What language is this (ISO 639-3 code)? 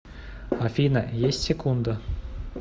rus